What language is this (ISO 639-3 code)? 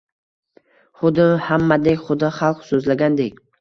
uzb